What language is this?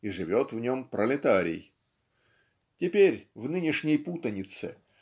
Russian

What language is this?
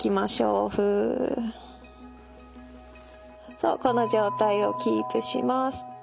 Japanese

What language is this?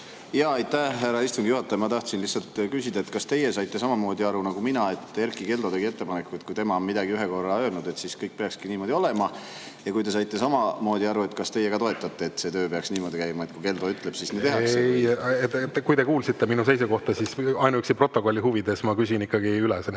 Estonian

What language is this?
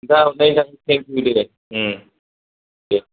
Bodo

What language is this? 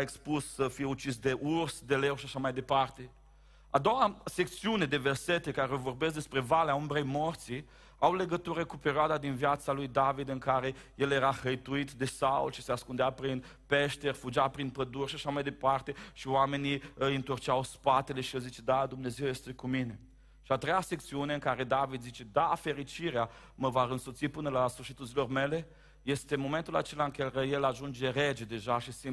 Romanian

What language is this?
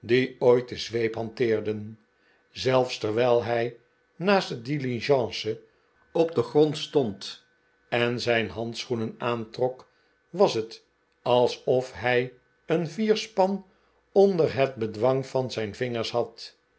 Dutch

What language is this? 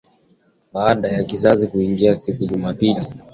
Swahili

